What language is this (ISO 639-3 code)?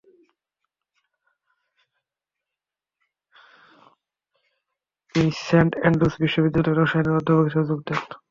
ben